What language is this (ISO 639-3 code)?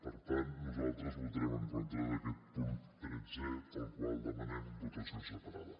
cat